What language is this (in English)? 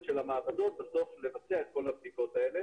Hebrew